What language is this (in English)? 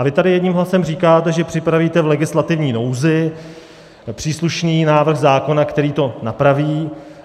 Czech